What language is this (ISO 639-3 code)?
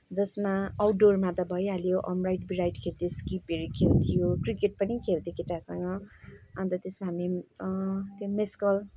nep